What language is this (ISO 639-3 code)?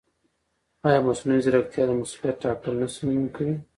pus